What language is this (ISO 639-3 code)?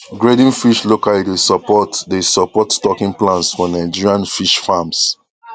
pcm